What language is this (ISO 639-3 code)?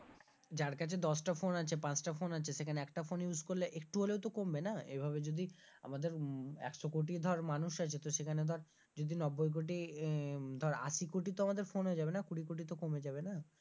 ben